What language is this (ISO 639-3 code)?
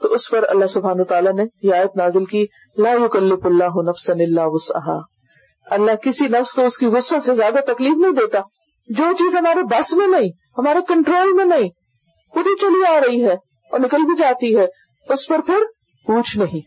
urd